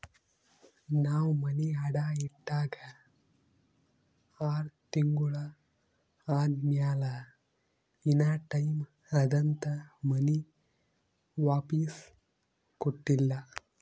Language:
Kannada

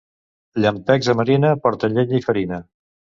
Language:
Catalan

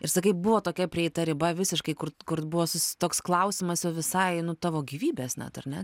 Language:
Lithuanian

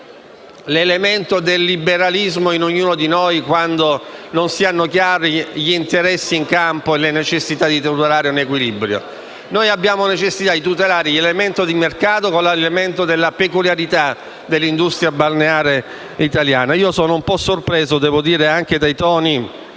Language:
Italian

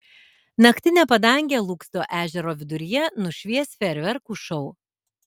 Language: Lithuanian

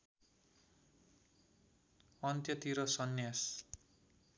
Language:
Nepali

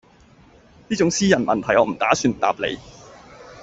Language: Cantonese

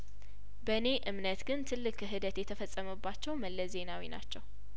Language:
Amharic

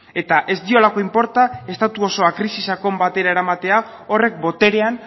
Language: Basque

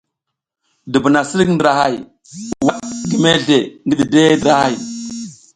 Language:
South Giziga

